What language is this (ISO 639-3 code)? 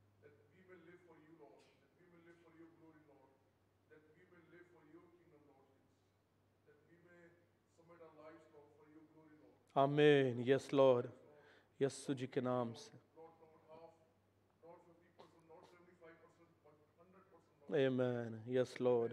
urd